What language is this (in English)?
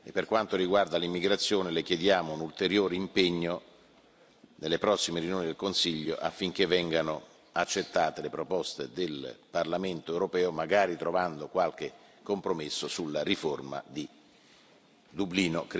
Italian